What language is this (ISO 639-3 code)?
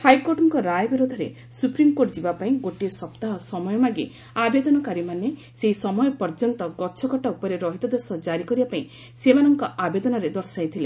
ori